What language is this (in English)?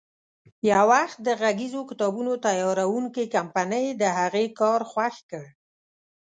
Pashto